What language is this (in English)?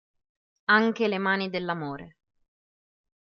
Italian